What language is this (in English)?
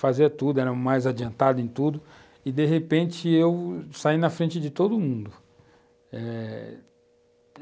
Portuguese